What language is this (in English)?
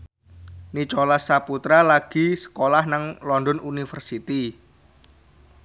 Javanese